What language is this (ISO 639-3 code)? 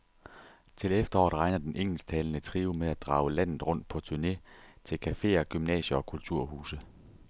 dan